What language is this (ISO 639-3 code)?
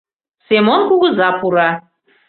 chm